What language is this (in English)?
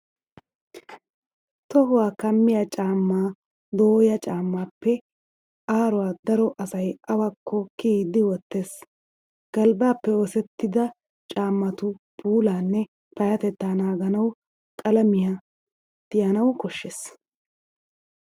Wolaytta